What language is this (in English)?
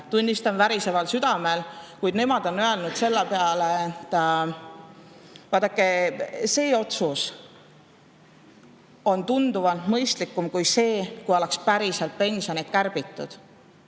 Estonian